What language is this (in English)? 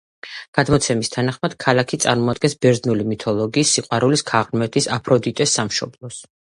Georgian